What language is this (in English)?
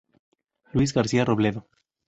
Spanish